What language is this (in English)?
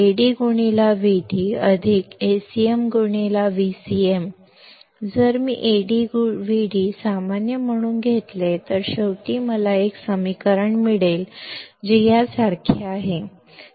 Kannada